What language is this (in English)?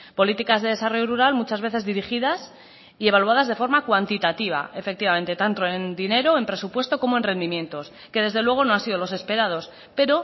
Spanish